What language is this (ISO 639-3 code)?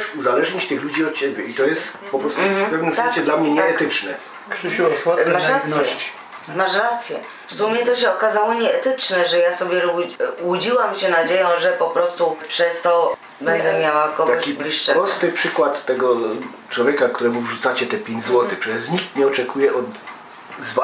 pol